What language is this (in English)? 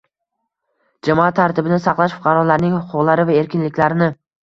Uzbek